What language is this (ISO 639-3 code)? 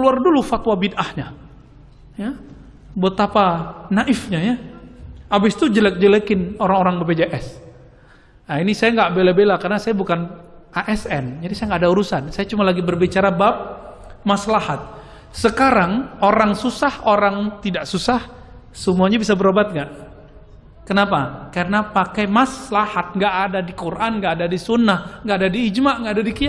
ind